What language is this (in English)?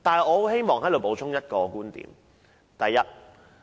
Cantonese